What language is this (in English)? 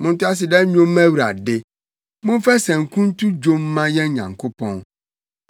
Akan